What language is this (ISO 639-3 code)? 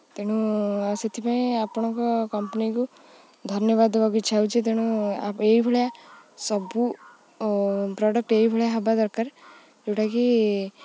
ori